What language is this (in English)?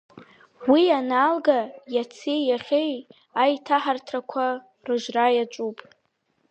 Abkhazian